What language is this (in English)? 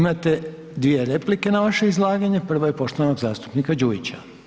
Croatian